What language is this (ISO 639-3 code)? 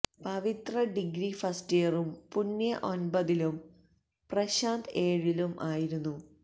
mal